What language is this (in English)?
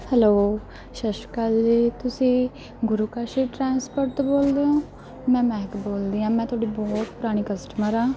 Punjabi